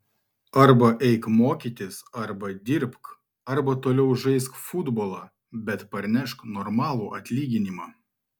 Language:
Lithuanian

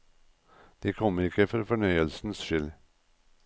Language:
Norwegian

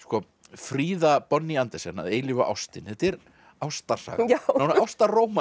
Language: Icelandic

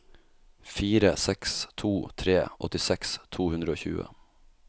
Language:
Norwegian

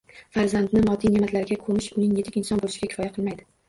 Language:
Uzbek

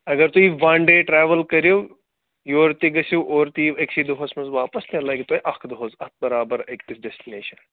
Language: Kashmiri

